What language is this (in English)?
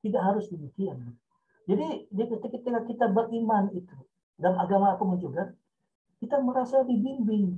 Indonesian